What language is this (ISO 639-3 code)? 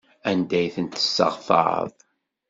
kab